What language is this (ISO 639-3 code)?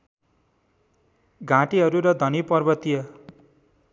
nep